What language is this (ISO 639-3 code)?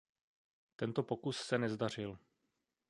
ces